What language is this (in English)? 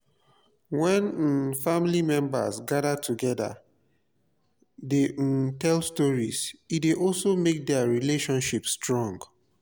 Nigerian Pidgin